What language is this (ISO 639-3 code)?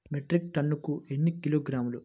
tel